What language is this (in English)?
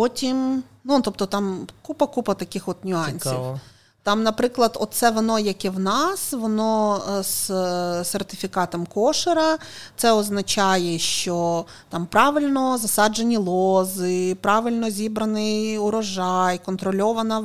Ukrainian